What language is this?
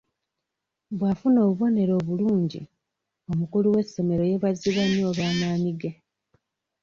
Ganda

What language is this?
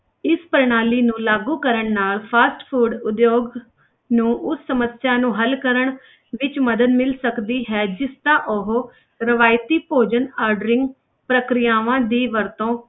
Punjabi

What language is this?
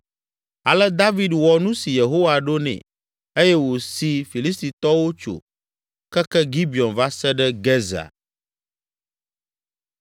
Ewe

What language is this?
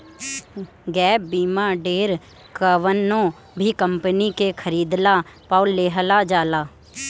Bhojpuri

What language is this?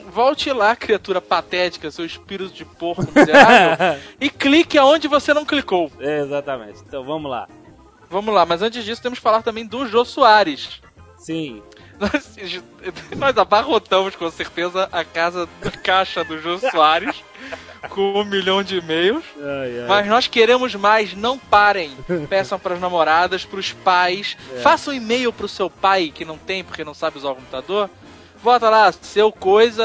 Portuguese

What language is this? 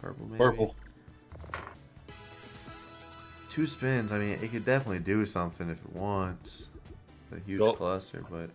English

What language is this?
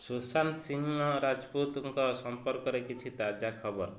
Odia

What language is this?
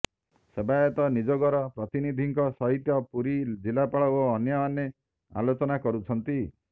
Odia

